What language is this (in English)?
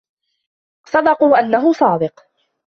Arabic